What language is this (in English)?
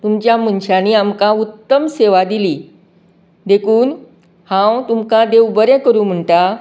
Konkani